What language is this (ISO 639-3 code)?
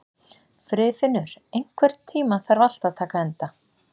isl